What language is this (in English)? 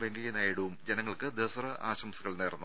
Malayalam